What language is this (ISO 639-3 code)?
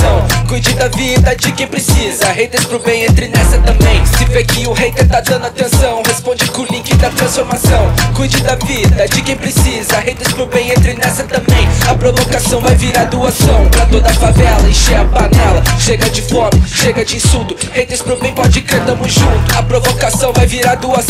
nld